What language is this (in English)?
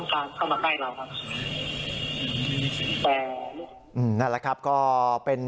Thai